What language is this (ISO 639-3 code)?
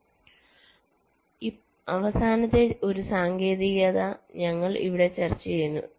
mal